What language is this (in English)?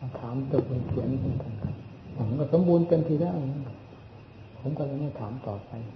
Thai